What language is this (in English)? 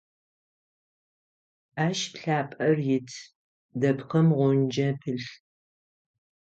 Adyghe